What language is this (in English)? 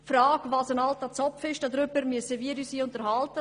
Swiss German